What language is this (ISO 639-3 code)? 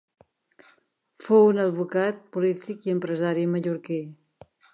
cat